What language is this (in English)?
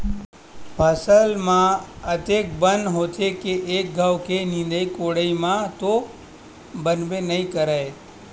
Chhattisgarhi